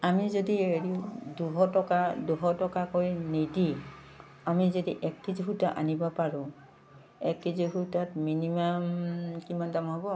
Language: Assamese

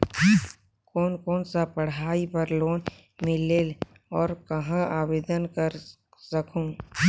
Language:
Chhattisgarhi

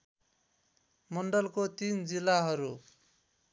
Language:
Nepali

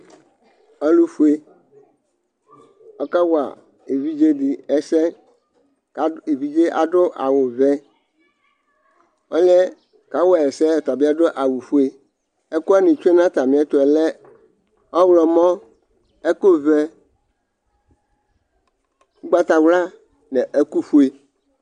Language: Ikposo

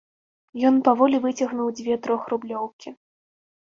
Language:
Belarusian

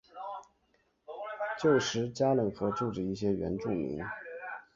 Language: Chinese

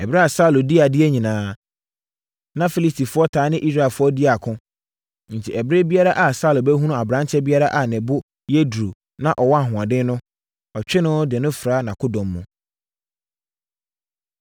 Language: Akan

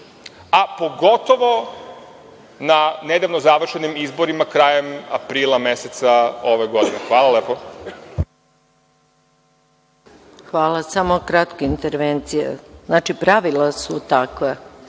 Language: Serbian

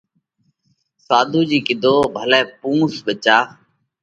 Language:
Parkari Koli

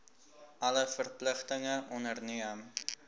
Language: Afrikaans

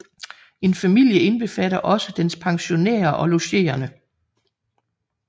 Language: Danish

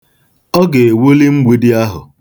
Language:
Igbo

